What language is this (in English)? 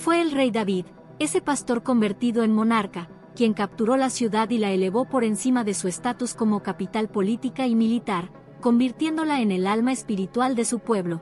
Spanish